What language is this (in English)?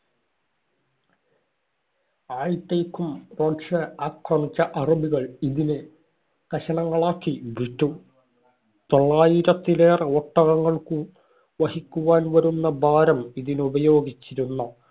Malayalam